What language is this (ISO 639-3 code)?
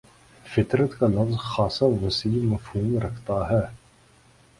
urd